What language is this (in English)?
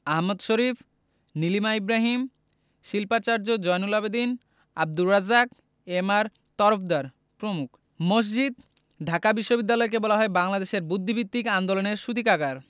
Bangla